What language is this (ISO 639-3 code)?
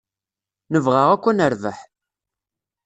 kab